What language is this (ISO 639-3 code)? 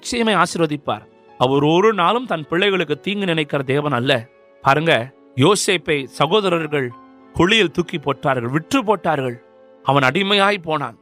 urd